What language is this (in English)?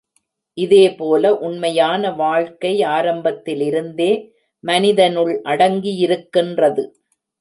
Tamil